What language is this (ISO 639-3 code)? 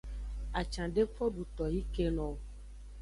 ajg